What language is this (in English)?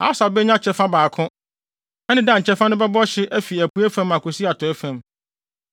Akan